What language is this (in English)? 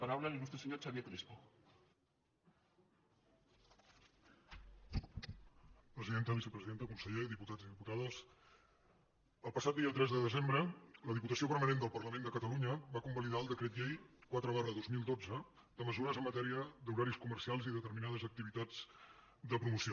Catalan